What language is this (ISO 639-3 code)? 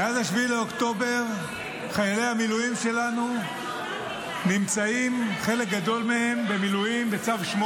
heb